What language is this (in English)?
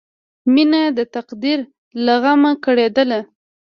Pashto